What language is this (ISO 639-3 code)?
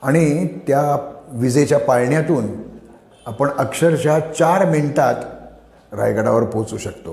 mar